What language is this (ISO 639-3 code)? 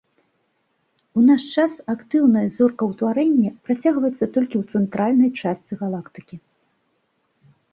bel